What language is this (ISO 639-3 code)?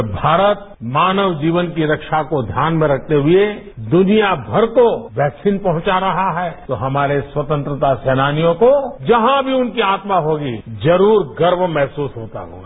hin